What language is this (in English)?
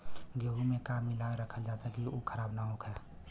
Bhojpuri